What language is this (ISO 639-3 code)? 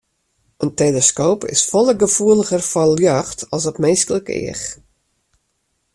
fry